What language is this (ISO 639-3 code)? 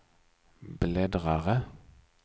swe